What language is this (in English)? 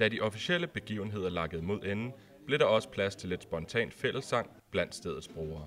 Danish